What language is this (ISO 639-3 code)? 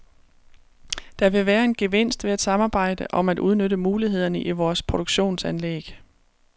dan